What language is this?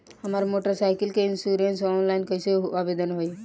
Bhojpuri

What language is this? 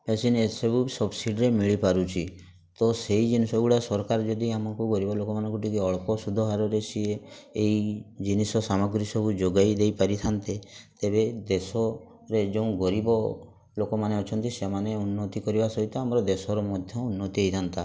Odia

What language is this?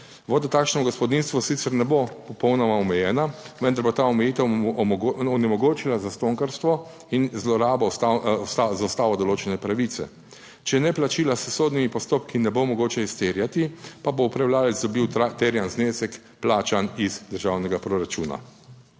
Slovenian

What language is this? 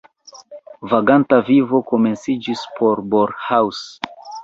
Esperanto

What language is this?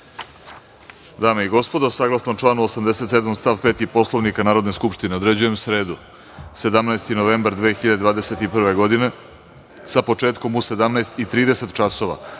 Serbian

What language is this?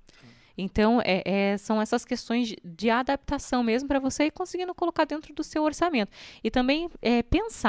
Portuguese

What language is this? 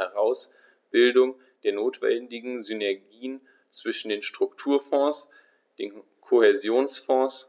German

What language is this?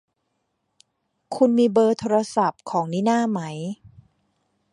Thai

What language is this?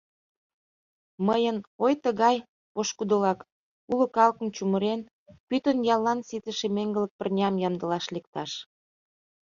Mari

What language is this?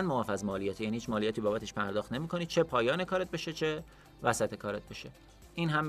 Persian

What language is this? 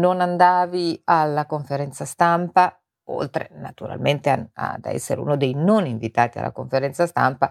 Italian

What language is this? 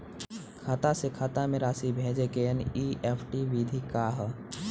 Bhojpuri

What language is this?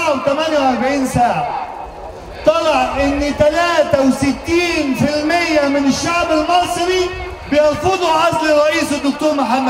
Arabic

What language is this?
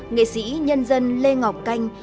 Vietnamese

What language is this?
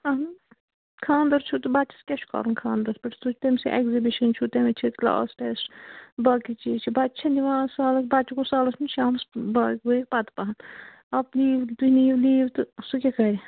Kashmiri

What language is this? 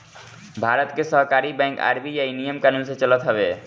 Bhojpuri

